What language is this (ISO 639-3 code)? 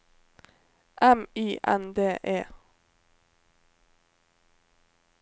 nor